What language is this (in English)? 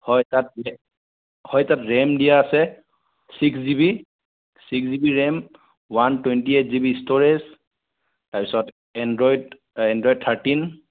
Assamese